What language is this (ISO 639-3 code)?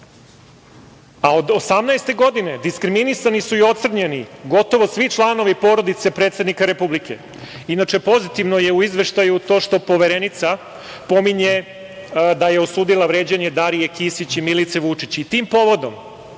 srp